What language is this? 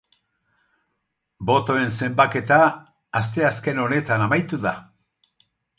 Basque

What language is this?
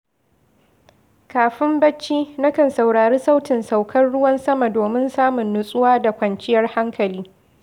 Hausa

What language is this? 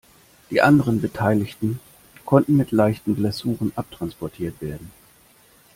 German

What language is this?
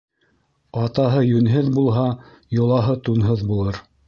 Bashkir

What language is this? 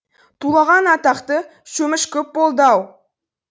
Kazakh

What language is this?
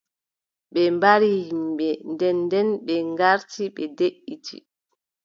Adamawa Fulfulde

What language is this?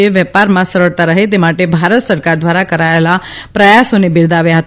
Gujarati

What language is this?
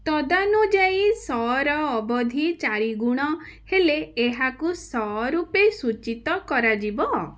Odia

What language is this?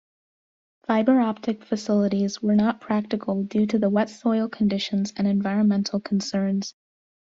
English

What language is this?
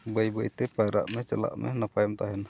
Santali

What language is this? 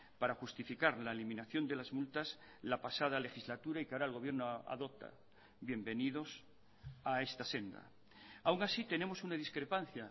Spanish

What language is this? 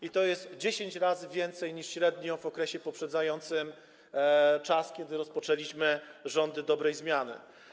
Polish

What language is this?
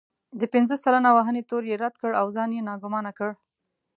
Pashto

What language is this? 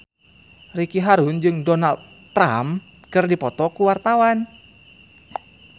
Sundanese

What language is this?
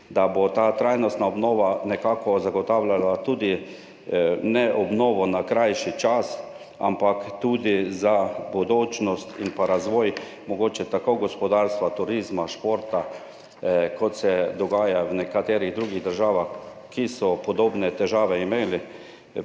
Slovenian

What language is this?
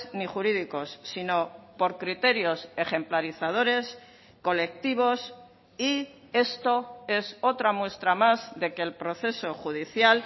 Spanish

